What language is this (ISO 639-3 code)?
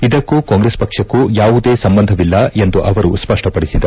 kan